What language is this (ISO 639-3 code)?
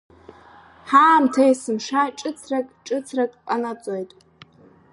abk